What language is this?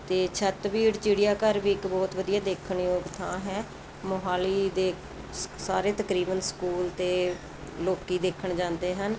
Punjabi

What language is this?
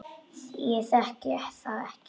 Icelandic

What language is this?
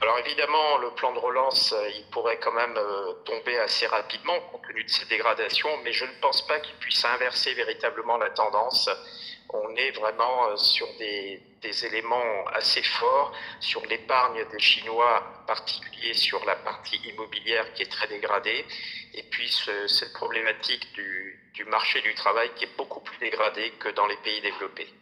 French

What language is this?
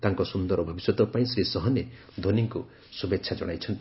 Odia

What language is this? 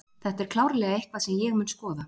Icelandic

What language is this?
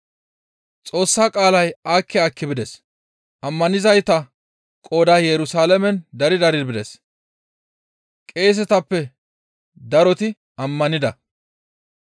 Gamo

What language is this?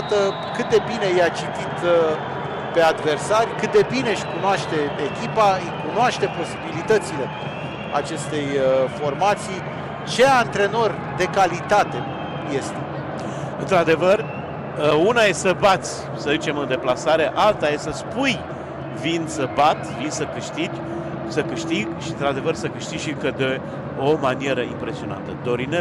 Romanian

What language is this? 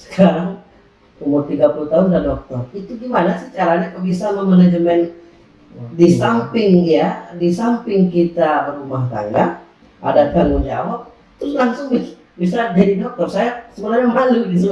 Indonesian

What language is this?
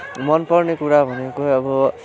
Nepali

